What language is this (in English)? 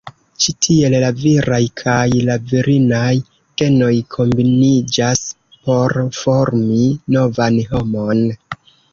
Esperanto